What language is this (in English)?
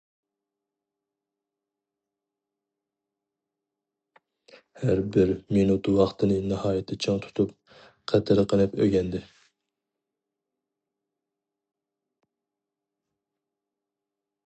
Uyghur